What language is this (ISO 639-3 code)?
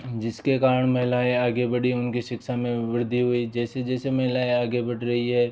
hin